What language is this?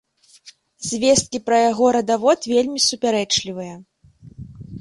Belarusian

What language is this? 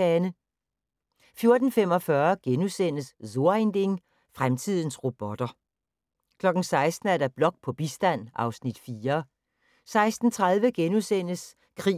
Danish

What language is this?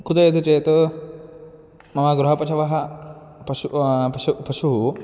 Sanskrit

